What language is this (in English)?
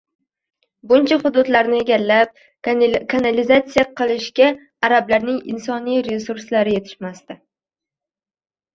Uzbek